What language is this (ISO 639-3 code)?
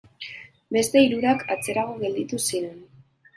eus